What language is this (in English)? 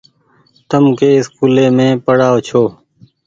Goaria